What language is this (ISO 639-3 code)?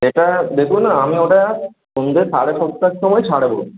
ben